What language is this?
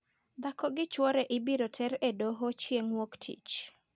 Luo (Kenya and Tanzania)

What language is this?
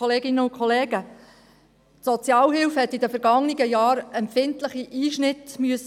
Swiss German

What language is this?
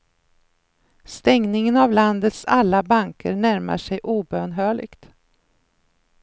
Swedish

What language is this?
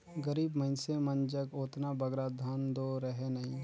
Chhattisgarhi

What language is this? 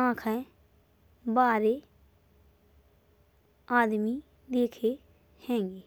Bundeli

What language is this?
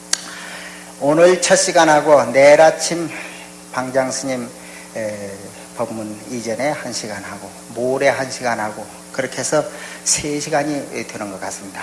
Korean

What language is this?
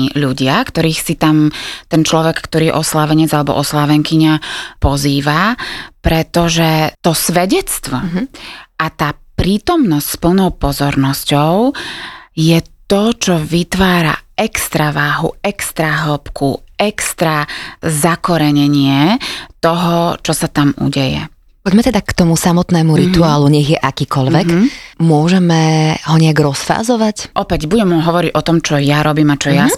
Slovak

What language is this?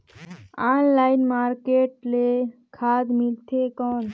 Chhattisgarhi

